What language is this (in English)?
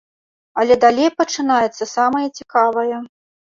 Belarusian